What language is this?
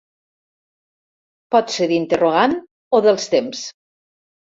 Catalan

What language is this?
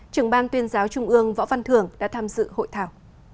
Vietnamese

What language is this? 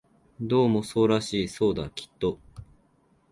Japanese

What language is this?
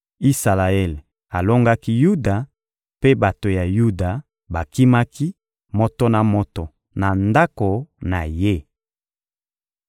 Lingala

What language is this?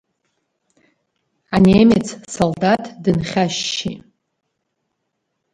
Abkhazian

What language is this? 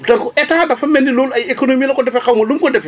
Wolof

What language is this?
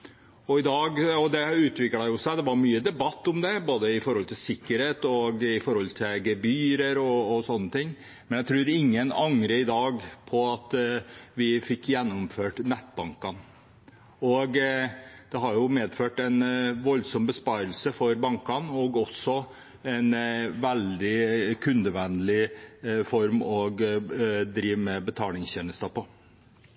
Norwegian Bokmål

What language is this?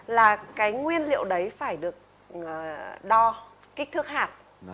Vietnamese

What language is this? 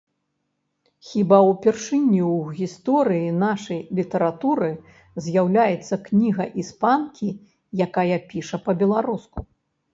Belarusian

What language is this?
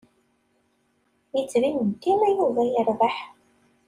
Kabyle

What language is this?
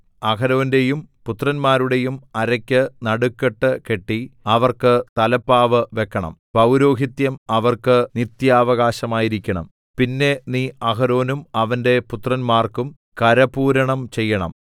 Malayalam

